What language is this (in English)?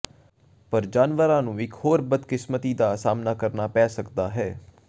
Punjabi